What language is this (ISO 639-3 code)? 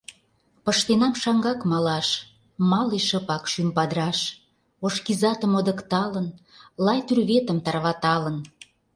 chm